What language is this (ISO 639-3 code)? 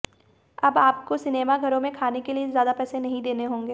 hin